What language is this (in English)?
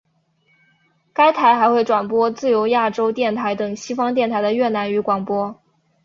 Chinese